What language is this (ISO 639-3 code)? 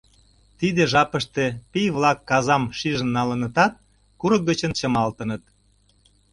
chm